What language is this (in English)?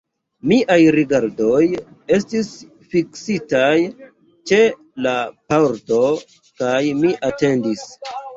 Esperanto